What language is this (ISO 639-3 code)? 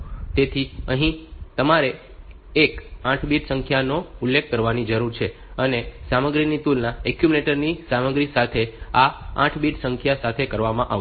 guj